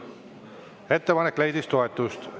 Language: Estonian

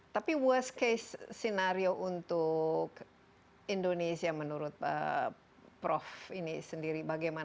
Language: Indonesian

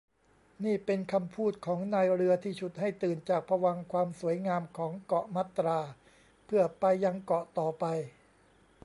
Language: Thai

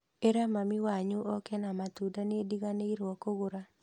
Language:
Kikuyu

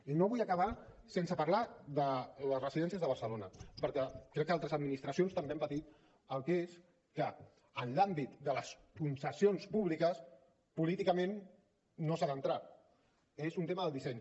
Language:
Catalan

